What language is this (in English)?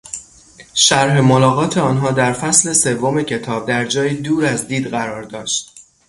Persian